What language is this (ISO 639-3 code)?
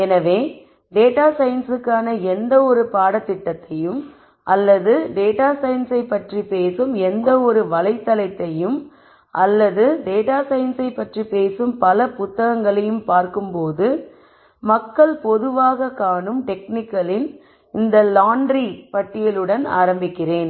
tam